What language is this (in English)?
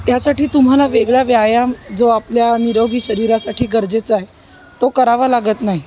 Marathi